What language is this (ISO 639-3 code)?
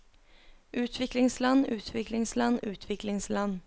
nor